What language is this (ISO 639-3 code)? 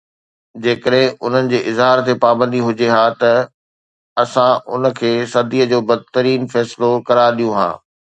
snd